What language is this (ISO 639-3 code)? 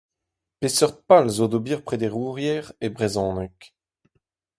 bre